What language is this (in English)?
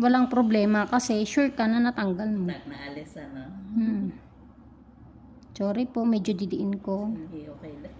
Filipino